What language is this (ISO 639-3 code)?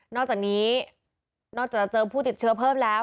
tha